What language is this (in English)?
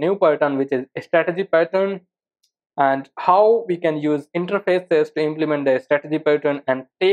English